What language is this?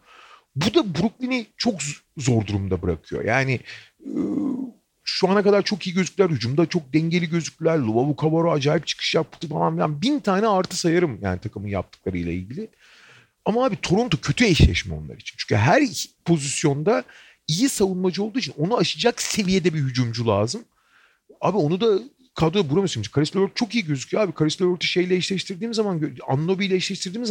Turkish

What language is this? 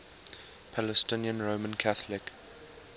English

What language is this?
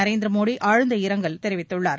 Tamil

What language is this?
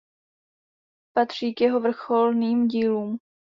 Czech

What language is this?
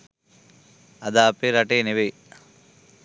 Sinhala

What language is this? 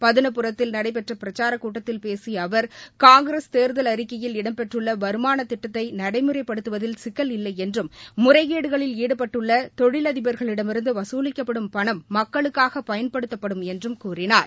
Tamil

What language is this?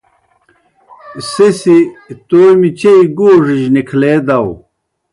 Kohistani Shina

